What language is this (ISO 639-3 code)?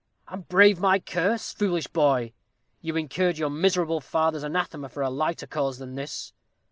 eng